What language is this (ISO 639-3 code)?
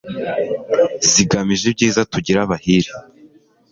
kin